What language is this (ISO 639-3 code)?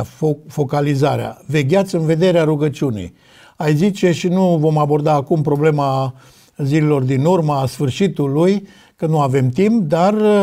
ron